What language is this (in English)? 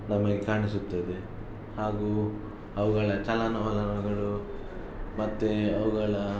Kannada